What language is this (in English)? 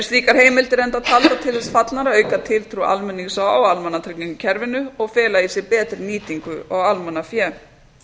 Icelandic